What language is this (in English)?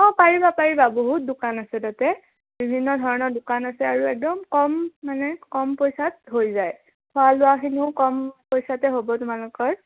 Assamese